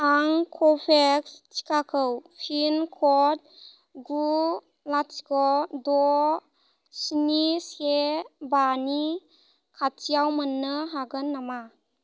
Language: Bodo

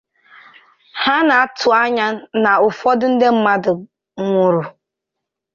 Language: Igbo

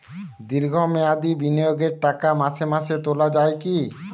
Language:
Bangla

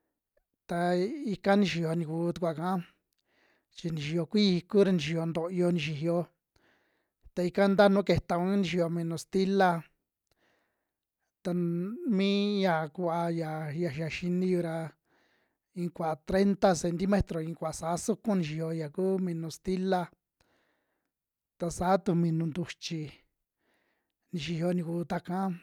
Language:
Western Juxtlahuaca Mixtec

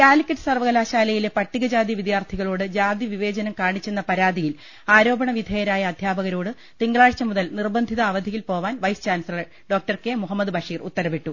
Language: Malayalam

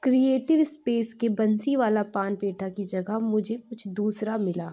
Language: Urdu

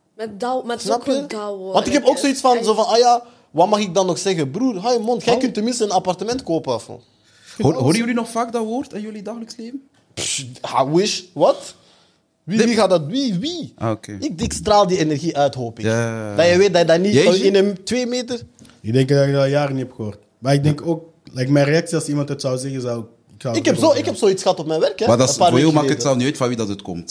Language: Dutch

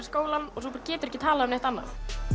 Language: Icelandic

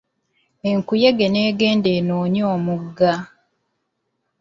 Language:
Ganda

